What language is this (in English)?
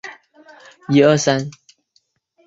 Chinese